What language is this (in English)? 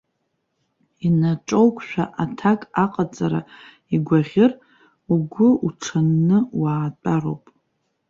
Abkhazian